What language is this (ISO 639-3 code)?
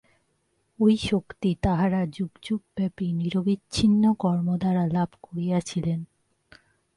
ben